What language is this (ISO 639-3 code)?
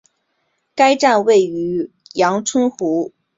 zho